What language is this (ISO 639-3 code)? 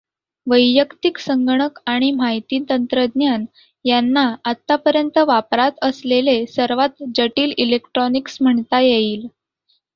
mar